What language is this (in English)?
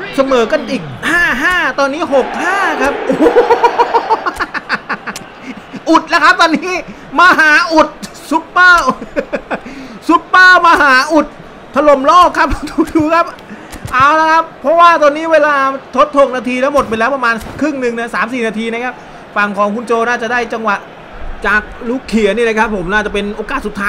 Thai